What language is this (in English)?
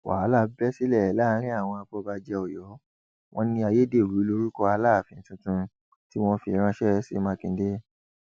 Yoruba